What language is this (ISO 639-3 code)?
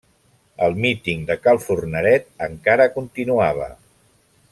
cat